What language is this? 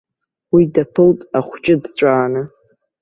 Abkhazian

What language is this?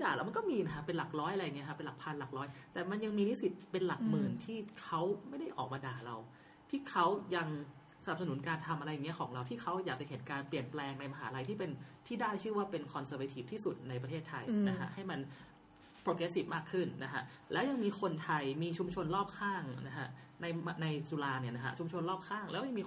Thai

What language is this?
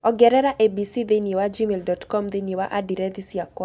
Kikuyu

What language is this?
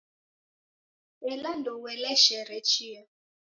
Taita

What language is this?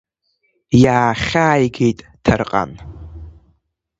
Abkhazian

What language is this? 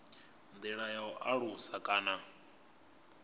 Venda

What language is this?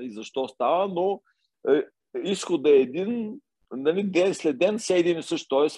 Bulgarian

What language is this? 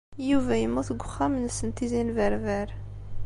Kabyle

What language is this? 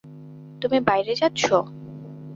Bangla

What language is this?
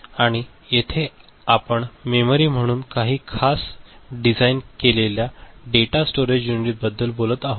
Marathi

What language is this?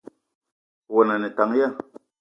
Eton (Cameroon)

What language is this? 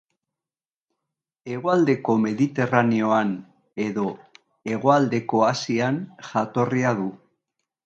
Basque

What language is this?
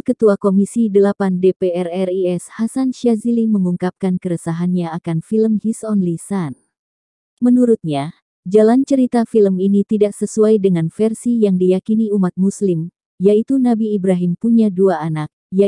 Indonesian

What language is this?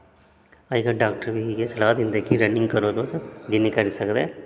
Dogri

